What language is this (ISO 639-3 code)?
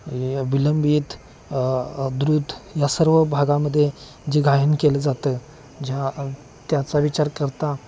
mar